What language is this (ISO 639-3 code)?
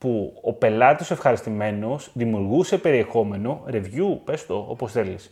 ell